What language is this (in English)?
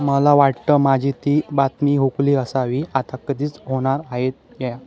Marathi